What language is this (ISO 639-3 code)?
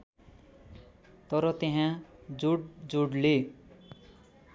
nep